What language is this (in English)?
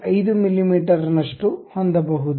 Kannada